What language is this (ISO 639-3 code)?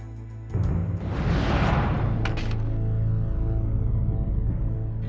ind